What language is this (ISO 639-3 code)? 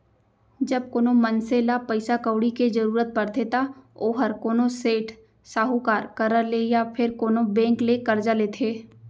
hne